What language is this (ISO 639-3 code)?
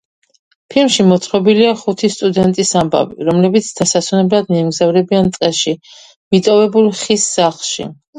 kat